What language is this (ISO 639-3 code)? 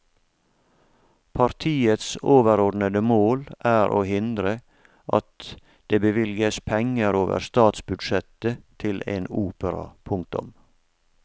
nor